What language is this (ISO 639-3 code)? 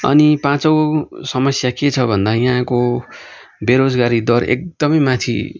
nep